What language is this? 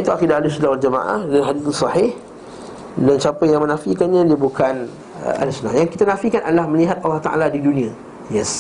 Malay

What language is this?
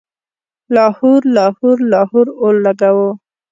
Pashto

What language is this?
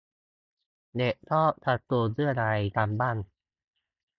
Thai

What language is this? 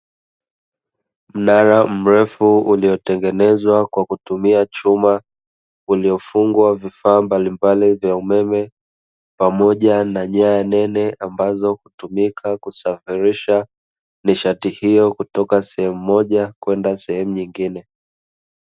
Swahili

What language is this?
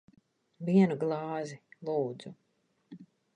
Latvian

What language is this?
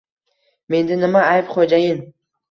Uzbek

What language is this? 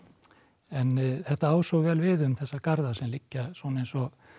Icelandic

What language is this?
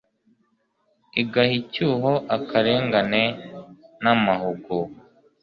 Kinyarwanda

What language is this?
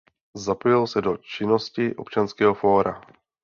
Czech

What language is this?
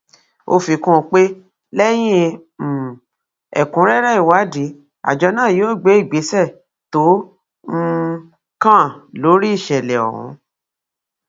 Yoruba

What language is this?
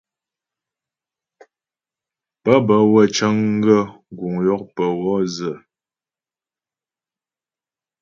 Ghomala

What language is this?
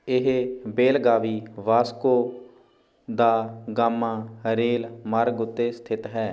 Punjabi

